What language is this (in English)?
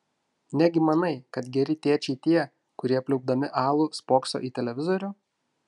Lithuanian